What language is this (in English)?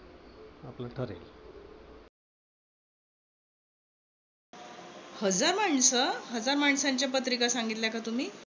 Marathi